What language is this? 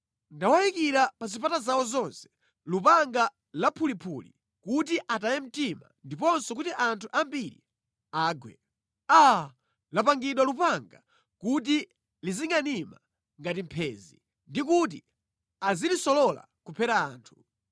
Nyanja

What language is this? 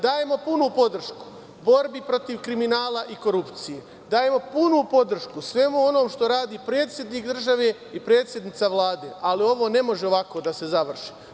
Serbian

